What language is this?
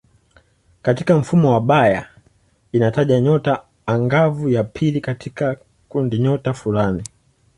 Swahili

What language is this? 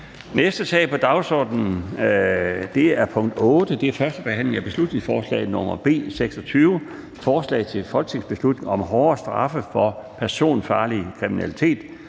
Danish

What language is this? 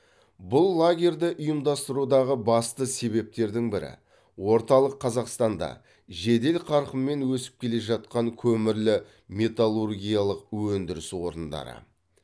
Kazakh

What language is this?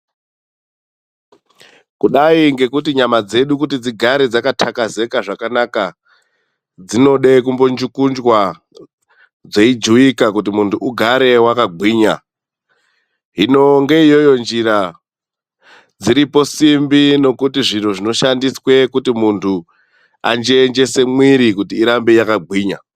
Ndau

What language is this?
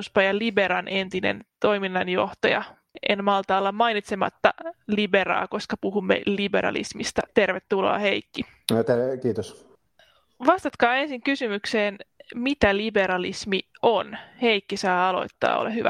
Finnish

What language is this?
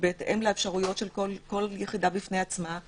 Hebrew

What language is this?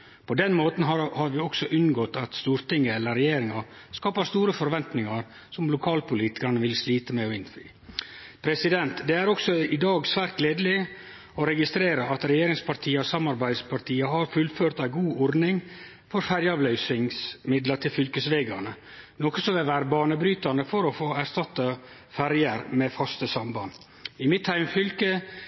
Norwegian Nynorsk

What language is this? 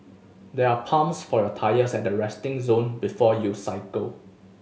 English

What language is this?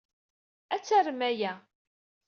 Kabyle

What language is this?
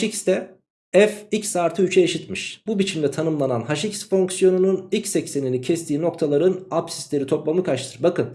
Turkish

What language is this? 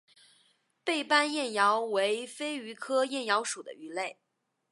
Chinese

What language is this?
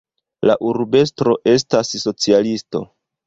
Esperanto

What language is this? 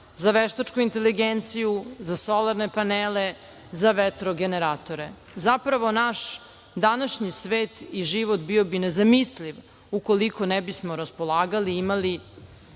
Serbian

